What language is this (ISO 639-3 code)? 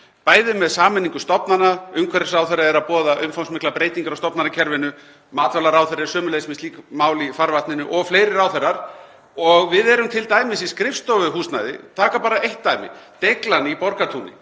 isl